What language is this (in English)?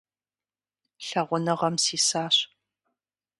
Kabardian